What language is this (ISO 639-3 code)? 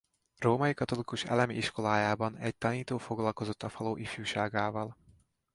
hun